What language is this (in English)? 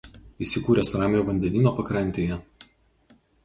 Lithuanian